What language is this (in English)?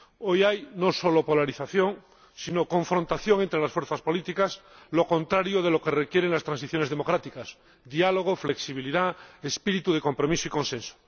Spanish